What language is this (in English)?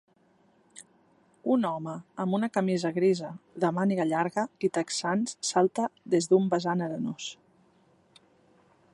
Catalan